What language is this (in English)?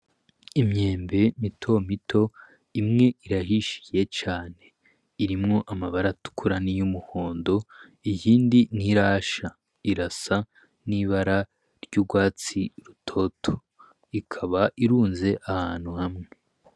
Rundi